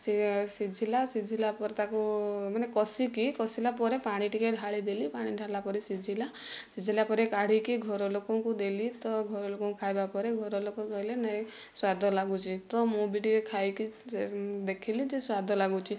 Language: Odia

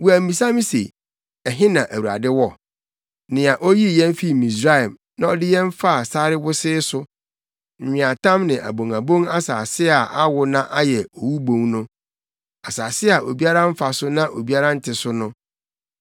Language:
Akan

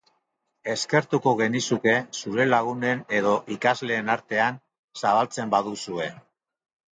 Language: Basque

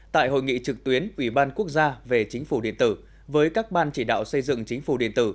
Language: Vietnamese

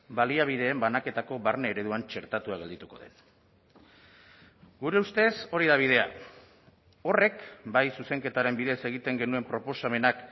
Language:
Basque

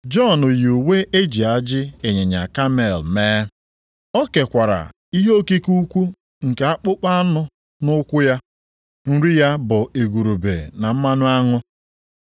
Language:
Igbo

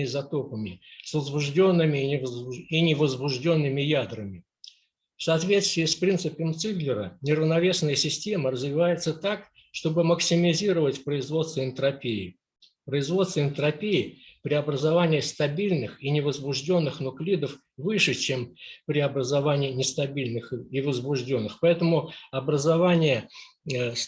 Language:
Russian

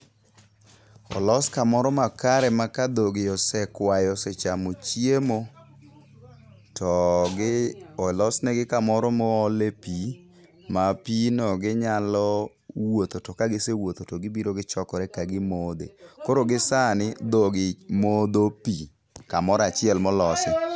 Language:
Luo (Kenya and Tanzania)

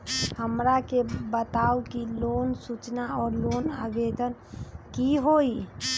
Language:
Magahi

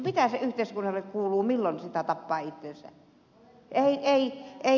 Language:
Finnish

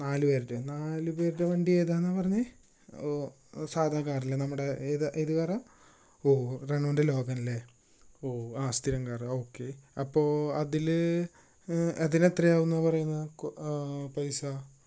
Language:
Malayalam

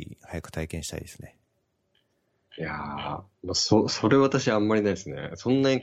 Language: Japanese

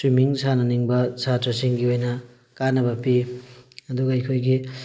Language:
Manipuri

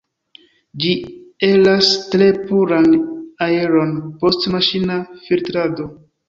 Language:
Esperanto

